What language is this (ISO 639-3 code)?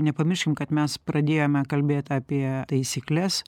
lit